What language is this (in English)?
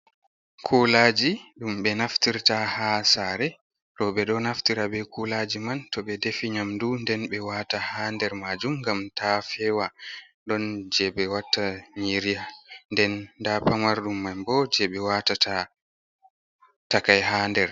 Fula